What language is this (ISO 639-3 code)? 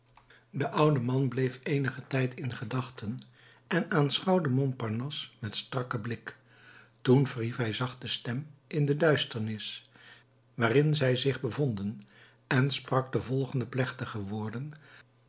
nld